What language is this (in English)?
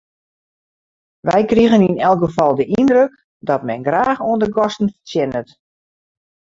Western Frisian